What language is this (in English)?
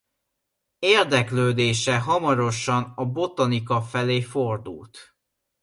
Hungarian